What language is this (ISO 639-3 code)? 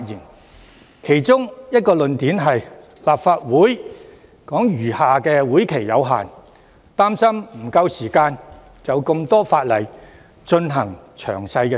yue